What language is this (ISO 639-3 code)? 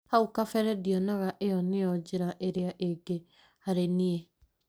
kik